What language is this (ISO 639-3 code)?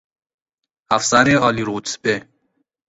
fas